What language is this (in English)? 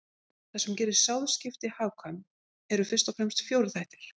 Icelandic